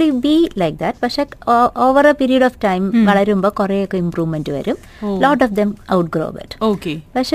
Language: Malayalam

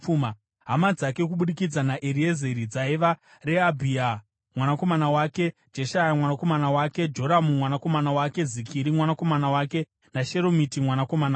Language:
Shona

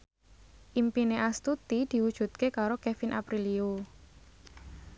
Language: Javanese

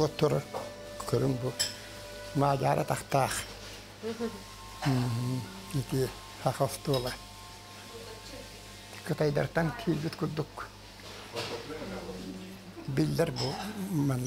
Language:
Arabic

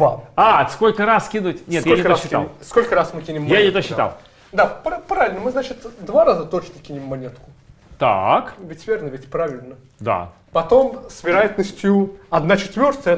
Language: Russian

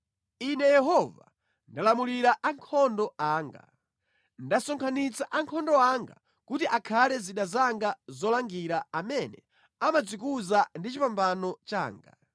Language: Nyanja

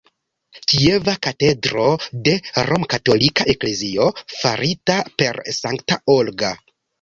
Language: Esperanto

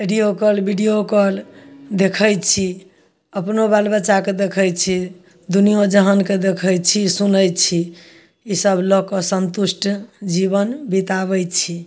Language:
Maithili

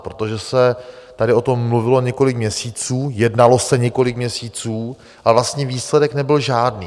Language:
Czech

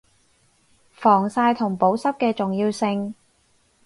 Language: Cantonese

